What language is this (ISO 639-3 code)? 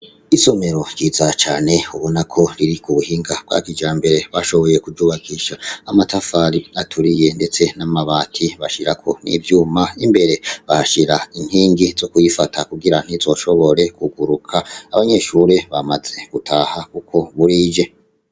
run